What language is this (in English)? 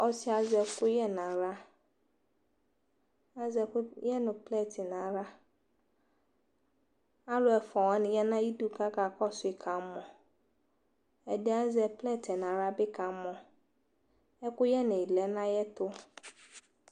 Ikposo